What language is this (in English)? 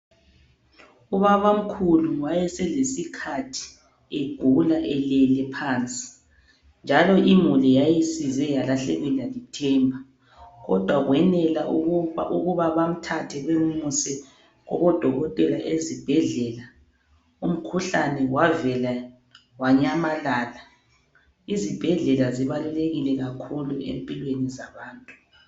North Ndebele